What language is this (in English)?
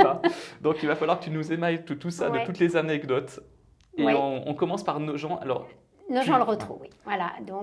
French